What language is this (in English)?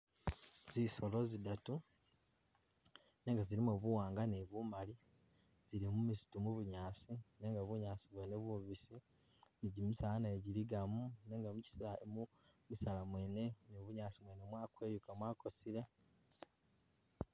Masaaba